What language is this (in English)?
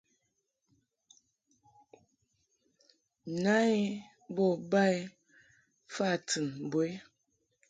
Mungaka